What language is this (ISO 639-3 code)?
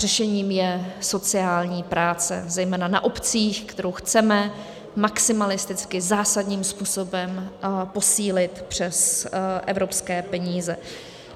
ces